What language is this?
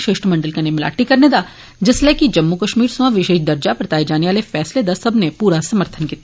Dogri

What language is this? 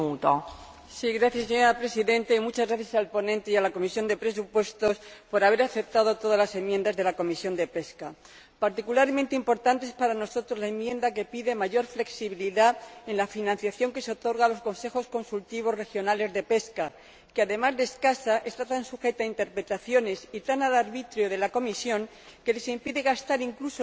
Spanish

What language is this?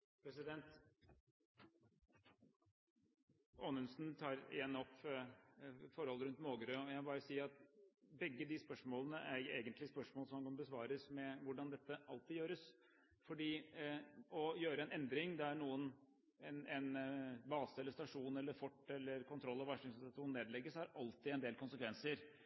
Norwegian Bokmål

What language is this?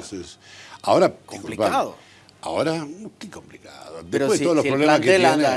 Spanish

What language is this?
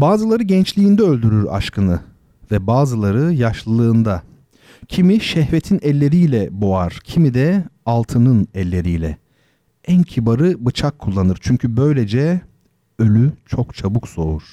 Turkish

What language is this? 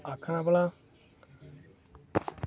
Dogri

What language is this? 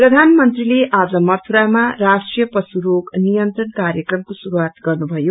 Nepali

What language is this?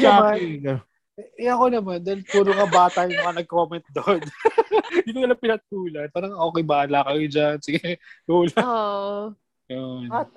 Filipino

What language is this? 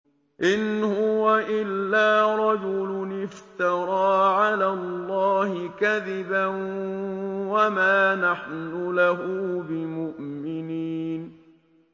Arabic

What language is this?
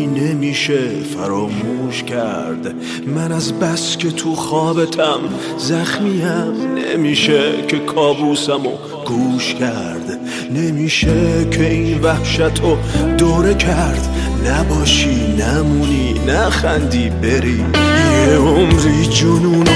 Persian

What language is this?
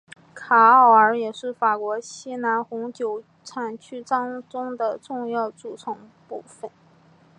Chinese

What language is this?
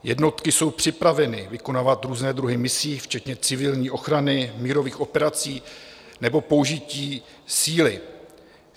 Czech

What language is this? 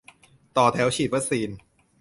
Thai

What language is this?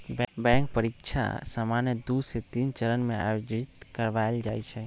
Magahi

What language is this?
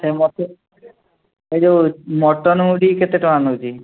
Odia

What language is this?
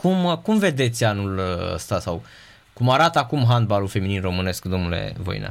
Romanian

